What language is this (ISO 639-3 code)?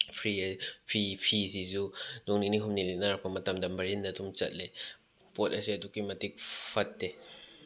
mni